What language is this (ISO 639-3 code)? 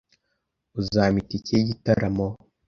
kin